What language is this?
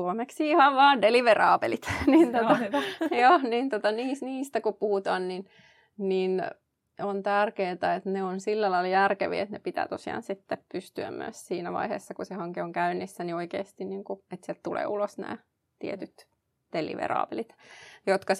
Finnish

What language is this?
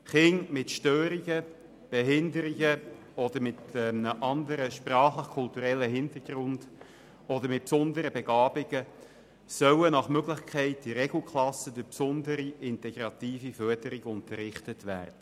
Swiss German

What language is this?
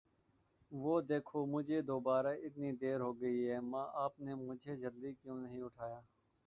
Urdu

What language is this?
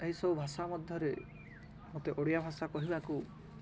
Odia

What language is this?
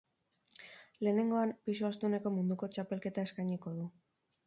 Basque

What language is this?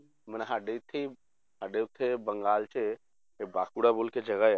Punjabi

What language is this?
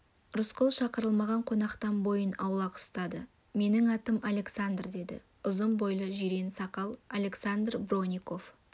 Kazakh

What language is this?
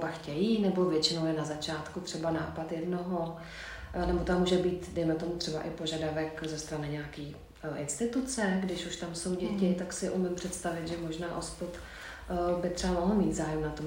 Czech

